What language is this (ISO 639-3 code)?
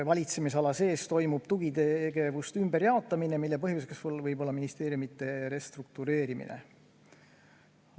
est